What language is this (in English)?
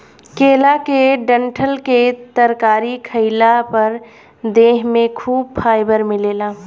Bhojpuri